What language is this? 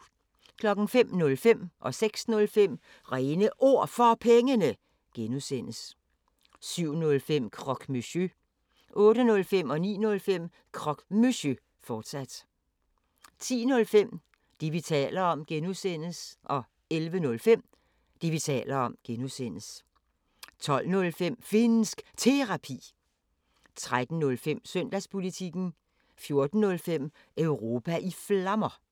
Danish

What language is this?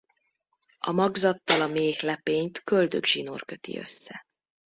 Hungarian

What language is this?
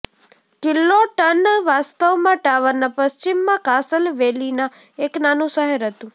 Gujarati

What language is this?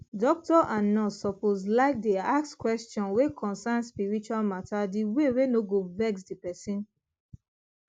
Nigerian Pidgin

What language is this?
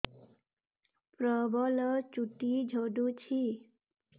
Odia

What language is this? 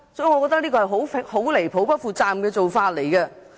Cantonese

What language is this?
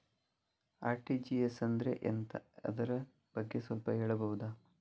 Kannada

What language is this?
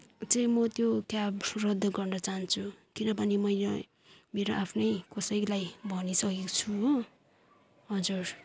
Nepali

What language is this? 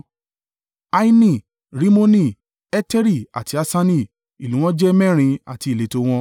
Yoruba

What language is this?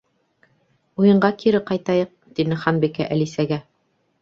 Bashkir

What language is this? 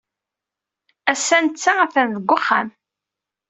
Kabyle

